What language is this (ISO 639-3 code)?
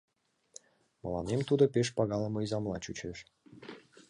chm